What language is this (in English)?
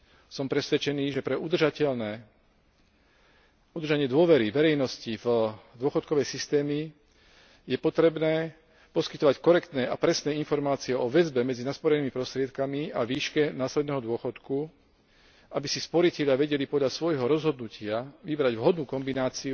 Slovak